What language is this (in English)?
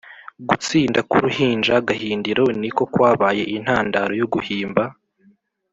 Kinyarwanda